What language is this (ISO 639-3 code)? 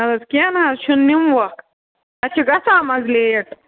kas